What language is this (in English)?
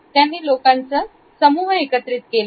Marathi